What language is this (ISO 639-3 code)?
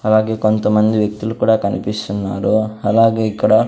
tel